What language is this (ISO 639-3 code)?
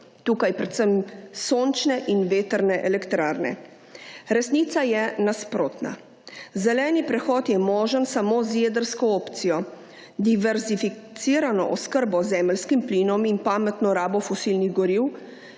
slv